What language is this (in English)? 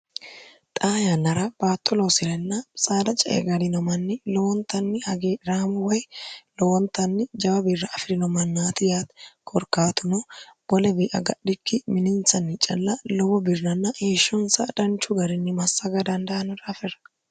Sidamo